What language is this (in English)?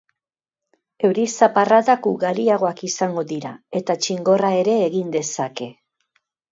Basque